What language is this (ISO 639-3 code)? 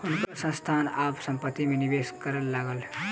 mai